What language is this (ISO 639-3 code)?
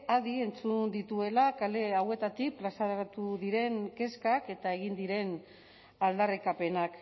eus